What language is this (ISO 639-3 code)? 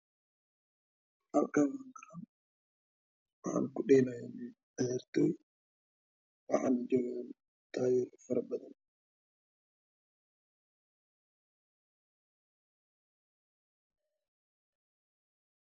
som